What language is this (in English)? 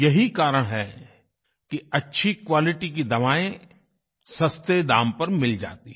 Hindi